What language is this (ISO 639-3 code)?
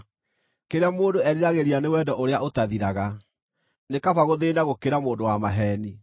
kik